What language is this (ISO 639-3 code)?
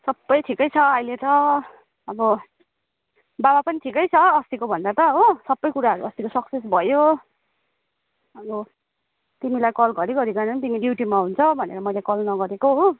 nep